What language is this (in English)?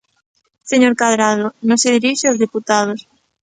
Galician